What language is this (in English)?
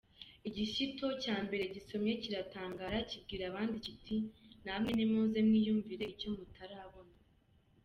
Kinyarwanda